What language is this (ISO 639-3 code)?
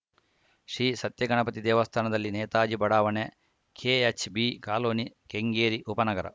kan